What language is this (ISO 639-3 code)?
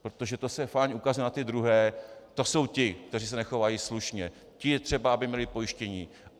ces